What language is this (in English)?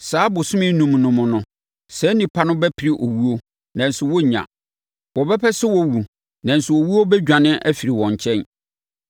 Akan